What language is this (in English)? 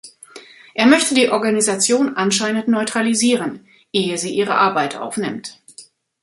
German